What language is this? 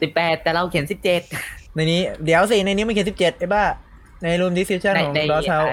Thai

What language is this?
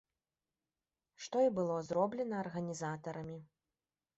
Belarusian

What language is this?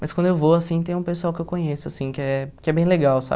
Portuguese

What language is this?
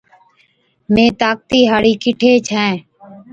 Od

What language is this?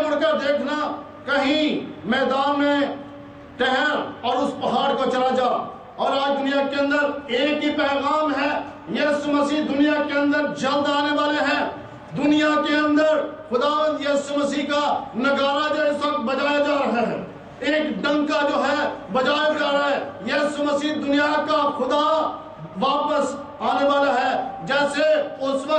Turkish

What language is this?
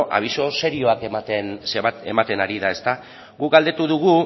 Basque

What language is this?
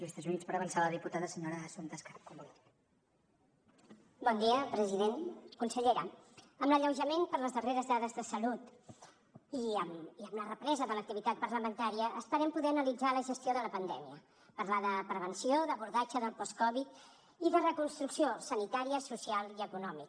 Catalan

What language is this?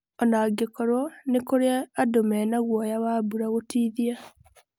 Kikuyu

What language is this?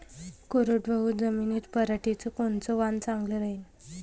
Marathi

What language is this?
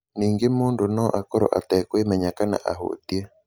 Kikuyu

